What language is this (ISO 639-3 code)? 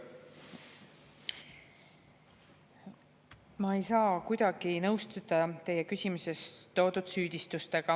est